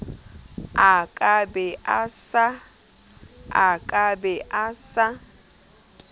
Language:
Southern Sotho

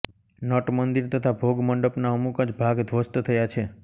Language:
Gujarati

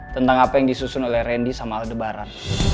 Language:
Indonesian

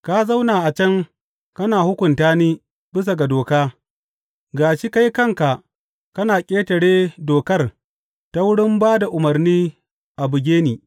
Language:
Hausa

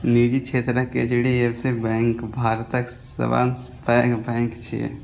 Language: Maithili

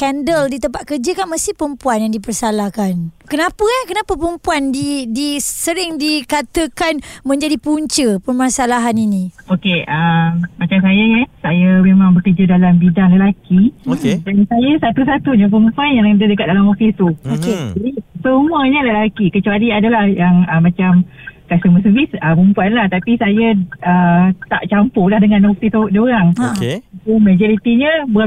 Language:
Malay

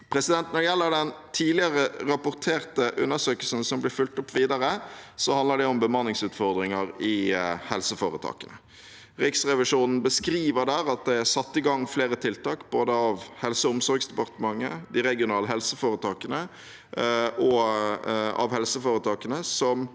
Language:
Norwegian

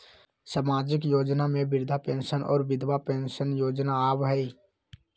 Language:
Magahi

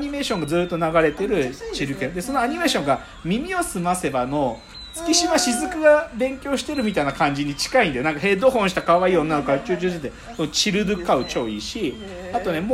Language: Japanese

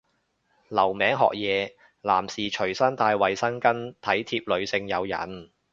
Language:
Cantonese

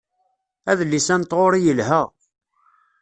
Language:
Kabyle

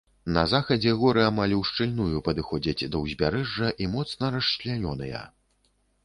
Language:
Belarusian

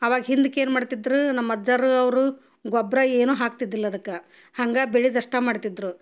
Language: Kannada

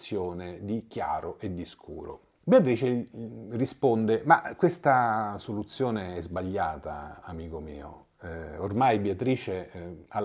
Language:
Italian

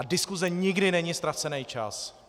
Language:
Czech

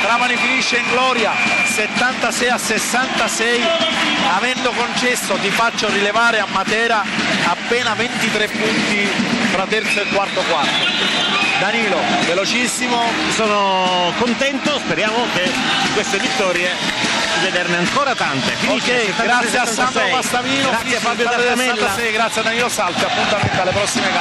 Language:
Italian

